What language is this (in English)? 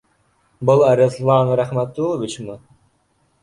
Bashkir